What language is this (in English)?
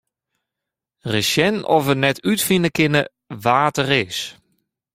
Western Frisian